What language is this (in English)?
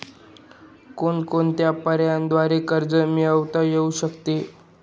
Marathi